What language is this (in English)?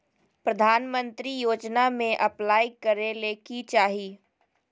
Magahi